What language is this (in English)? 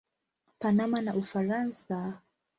Swahili